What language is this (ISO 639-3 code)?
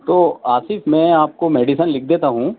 urd